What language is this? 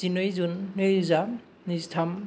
Bodo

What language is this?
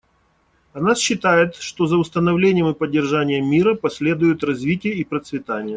Russian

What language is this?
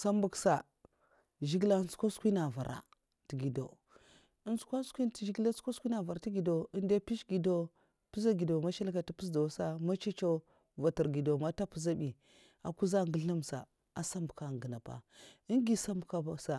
Mafa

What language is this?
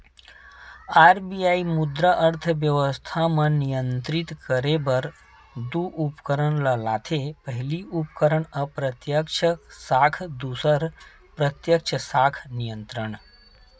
Chhattisgarhi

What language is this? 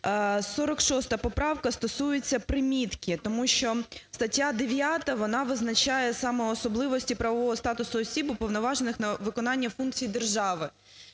Ukrainian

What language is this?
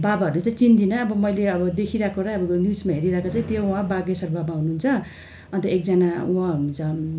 Nepali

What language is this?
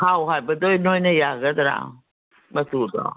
Manipuri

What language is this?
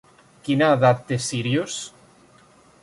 Catalan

